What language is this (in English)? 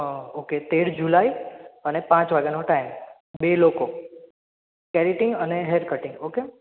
Gujarati